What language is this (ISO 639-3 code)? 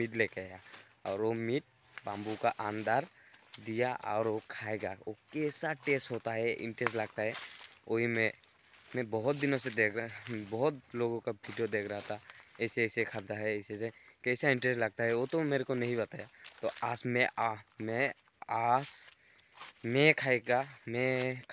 hin